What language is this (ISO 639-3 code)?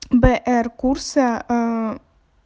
rus